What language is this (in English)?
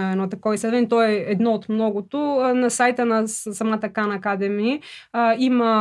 Bulgarian